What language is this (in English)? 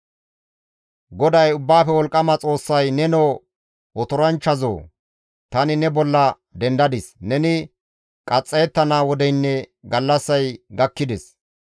Gamo